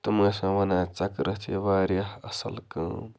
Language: Kashmiri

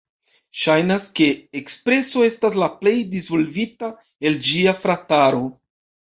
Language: Esperanto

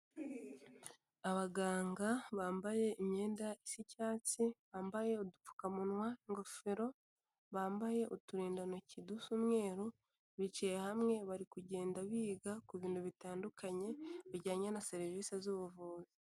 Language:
Kinyarwanda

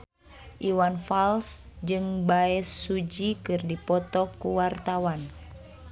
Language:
Sundanese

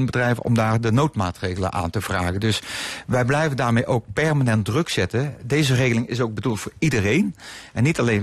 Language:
Dutch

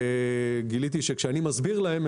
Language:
Hebrew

